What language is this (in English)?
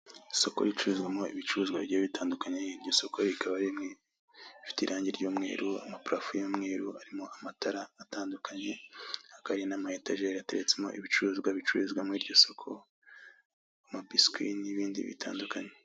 Kinyarwanda